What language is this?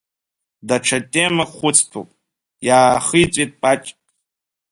Abkhazian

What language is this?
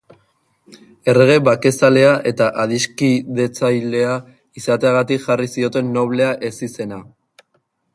Basque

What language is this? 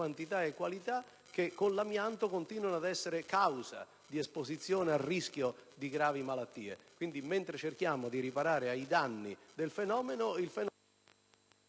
Italian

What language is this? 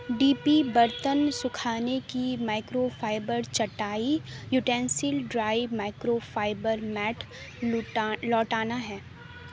Urdu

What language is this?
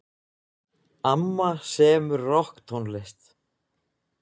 Icelandic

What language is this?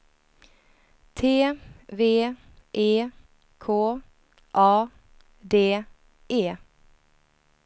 Swedish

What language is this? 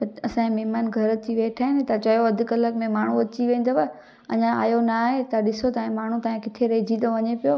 Sindhi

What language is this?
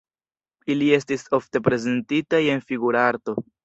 Esperanto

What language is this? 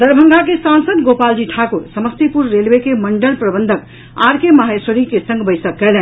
Maithili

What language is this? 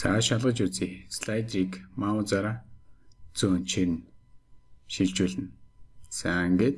Turkish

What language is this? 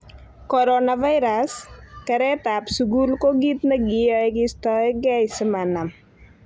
Kalenjin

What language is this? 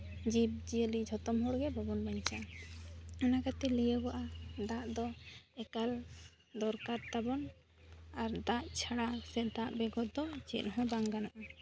Santali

